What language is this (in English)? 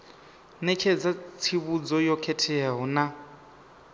Venda